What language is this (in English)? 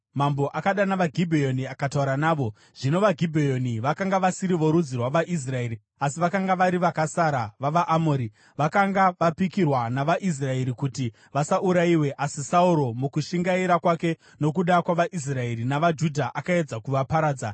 Shona